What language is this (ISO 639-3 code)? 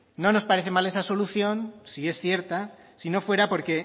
spa